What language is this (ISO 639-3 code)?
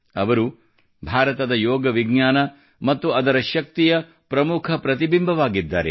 kan